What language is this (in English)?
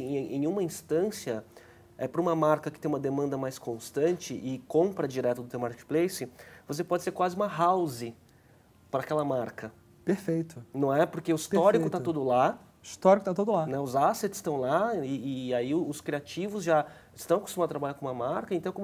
Portuguese